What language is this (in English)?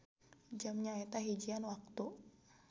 Sundanese